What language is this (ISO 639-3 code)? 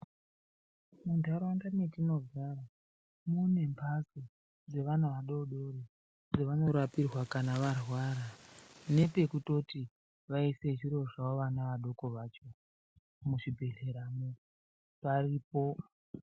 ndc